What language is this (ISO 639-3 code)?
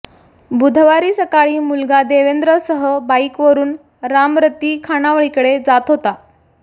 mar